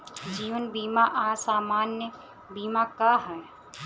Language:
Bhojpuri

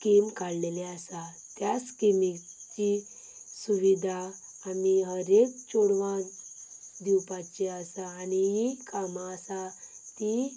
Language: Konkani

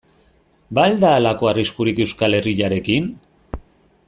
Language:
Basque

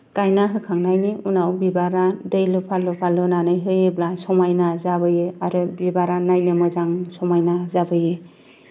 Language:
Bodo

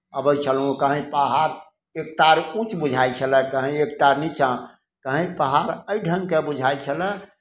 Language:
Maithili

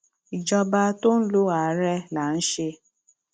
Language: Yoruba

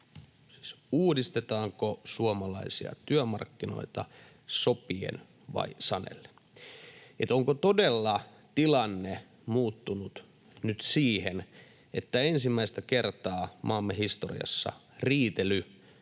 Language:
Finnish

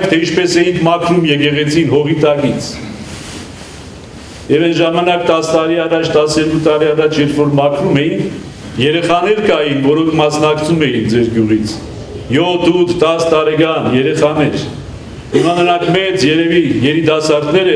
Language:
Romanian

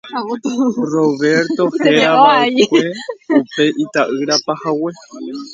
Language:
Guarani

